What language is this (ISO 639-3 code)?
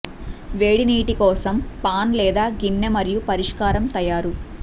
tel